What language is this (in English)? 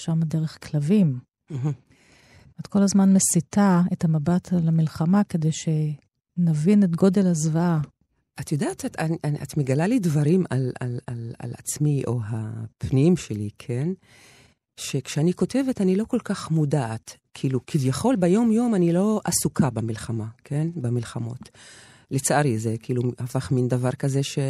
Hebrew